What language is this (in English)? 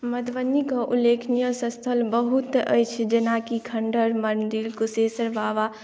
Maithili